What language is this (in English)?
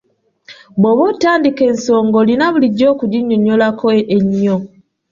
Ganda